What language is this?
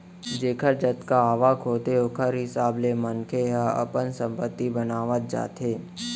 Chhattisgarhi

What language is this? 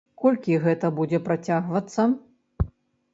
Belarusian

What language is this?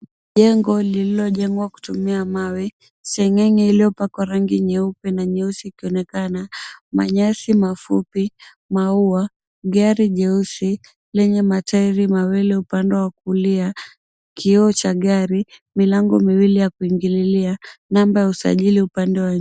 Swahili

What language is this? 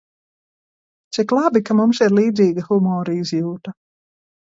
Latvian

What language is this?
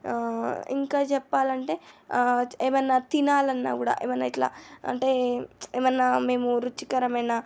Telugu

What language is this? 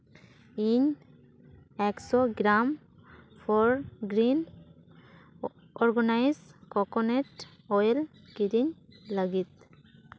Santali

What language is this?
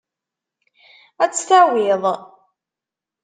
Kabyle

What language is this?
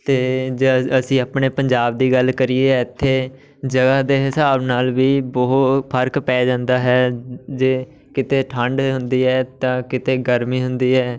Punjabi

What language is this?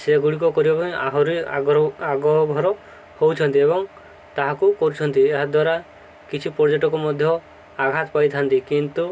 Odia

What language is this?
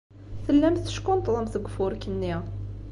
Kabyle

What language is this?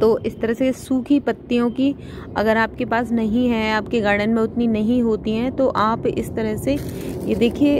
Hindi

